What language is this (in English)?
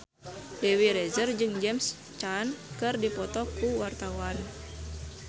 Sundanese